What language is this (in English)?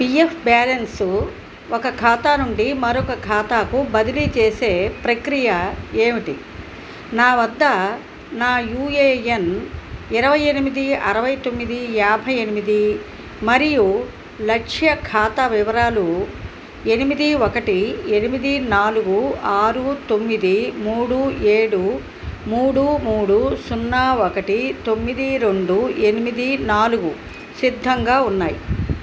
Telugu